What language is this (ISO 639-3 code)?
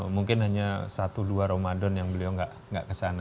ind